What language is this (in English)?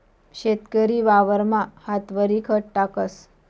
Marathi